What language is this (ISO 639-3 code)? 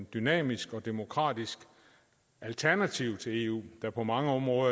dan